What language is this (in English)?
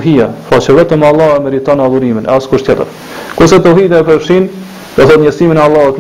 Romanian